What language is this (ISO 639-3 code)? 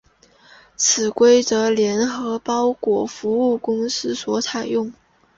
zho